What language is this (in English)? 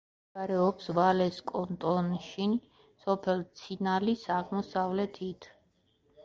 Georgian